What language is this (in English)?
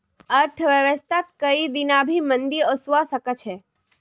Magahi